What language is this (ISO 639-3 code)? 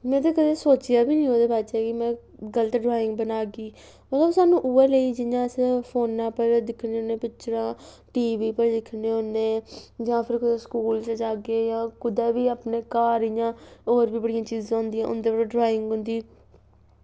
doi